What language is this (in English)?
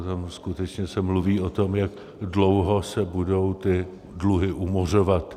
Czech